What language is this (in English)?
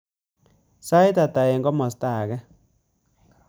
Kalenjin